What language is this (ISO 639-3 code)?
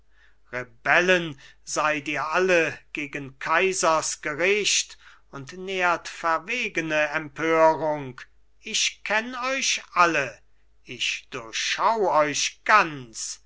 deu